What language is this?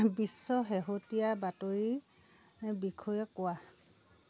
Assamese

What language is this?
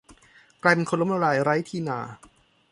Thai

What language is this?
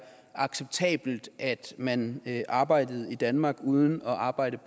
Danish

